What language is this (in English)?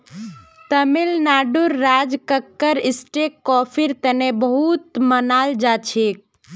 Magahi